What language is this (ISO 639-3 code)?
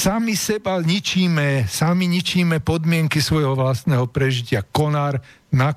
slk